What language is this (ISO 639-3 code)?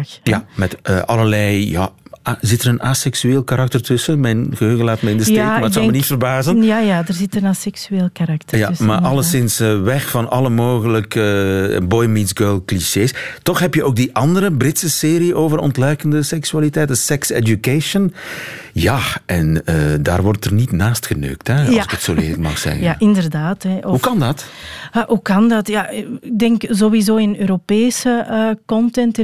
nld